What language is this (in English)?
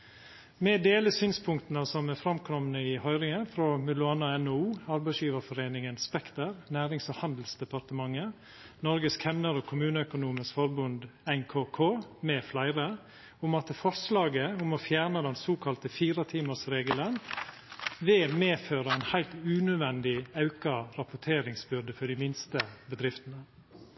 Norwegian Nynorsk